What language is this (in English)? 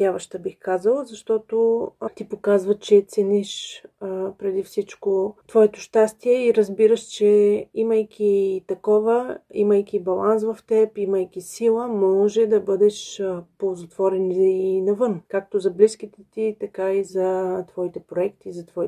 Bulgarian